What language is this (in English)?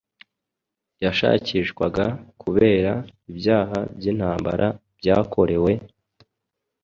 Kinyarwanda